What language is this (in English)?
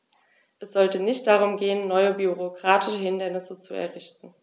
German